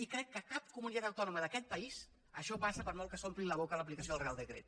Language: Catalan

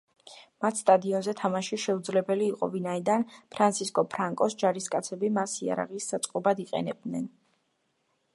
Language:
Georgian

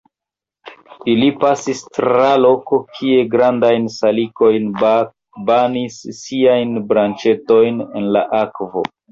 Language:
Esperanto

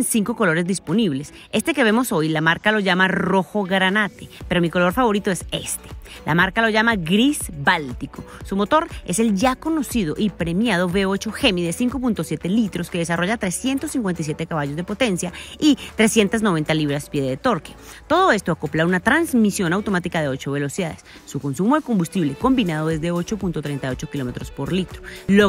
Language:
Spanish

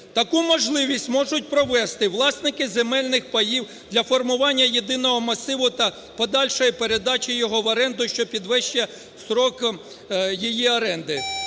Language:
Ukrainian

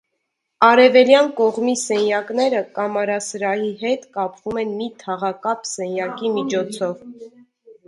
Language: Armenian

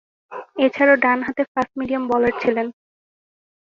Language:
Bangla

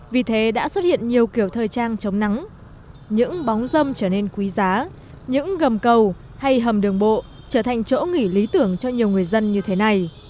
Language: Vietnamese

